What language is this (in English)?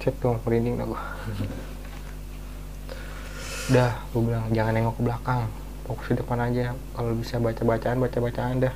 Indonesian